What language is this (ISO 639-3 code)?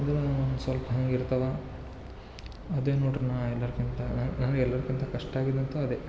kan